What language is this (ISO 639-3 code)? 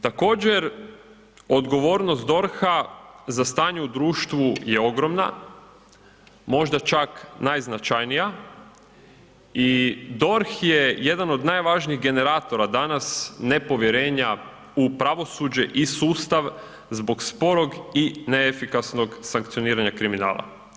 hrv